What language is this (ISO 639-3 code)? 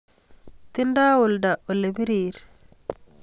kln